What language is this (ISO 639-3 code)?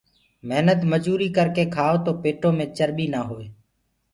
ggg